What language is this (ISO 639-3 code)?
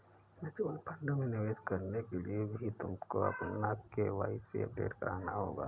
hin